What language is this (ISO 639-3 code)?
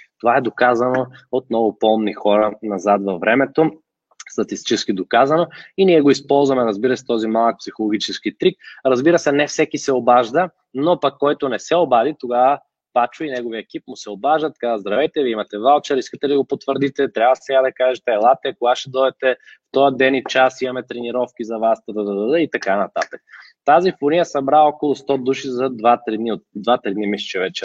bul